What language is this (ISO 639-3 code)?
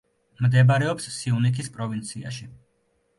kat